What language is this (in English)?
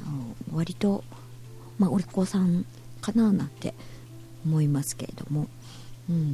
Japanese